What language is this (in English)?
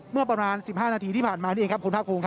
Thai